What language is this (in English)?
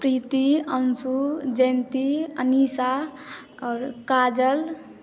Maithili